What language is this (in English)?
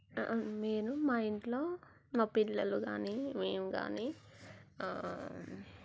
Telugu